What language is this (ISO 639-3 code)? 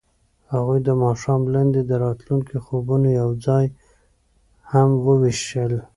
pus